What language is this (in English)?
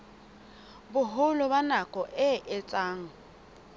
Southern Sotho